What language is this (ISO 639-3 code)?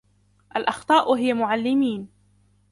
ara